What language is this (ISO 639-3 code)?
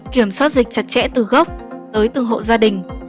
vie